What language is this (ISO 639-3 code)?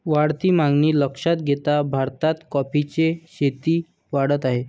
mar